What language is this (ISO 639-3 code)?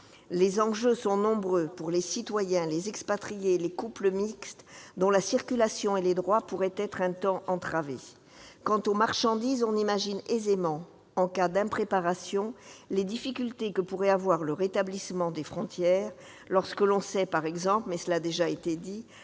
fra